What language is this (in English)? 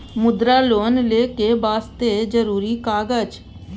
Maithili